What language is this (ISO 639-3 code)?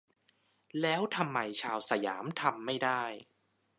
tha